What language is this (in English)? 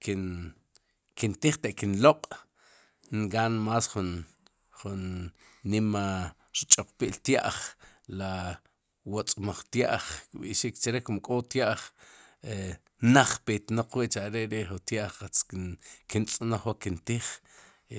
Sipacapense